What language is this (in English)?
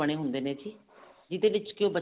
Punjabi